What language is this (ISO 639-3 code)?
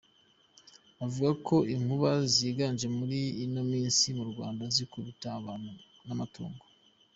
kin